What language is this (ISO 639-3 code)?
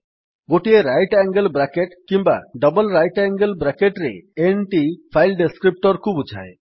ori